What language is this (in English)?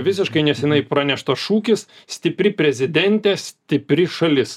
Lithuanian